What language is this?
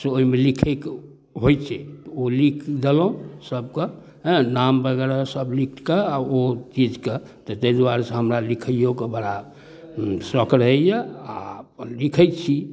Maithili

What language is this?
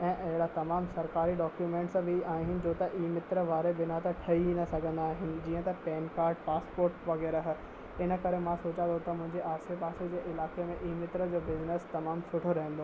Sindhi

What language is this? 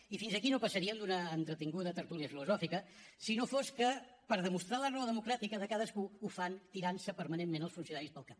Catalan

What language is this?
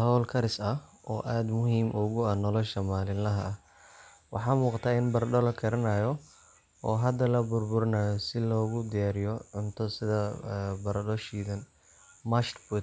Somali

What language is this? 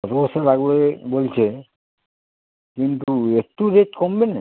Bangla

